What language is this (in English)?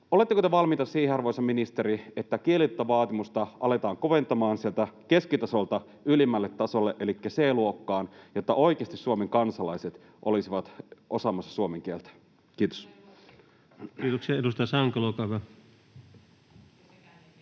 Finnish